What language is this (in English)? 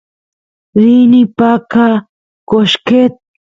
Santiago del Estero Quichua